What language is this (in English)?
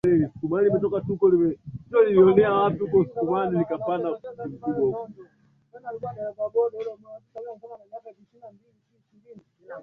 Swahili